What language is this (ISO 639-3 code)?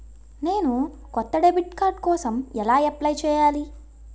tel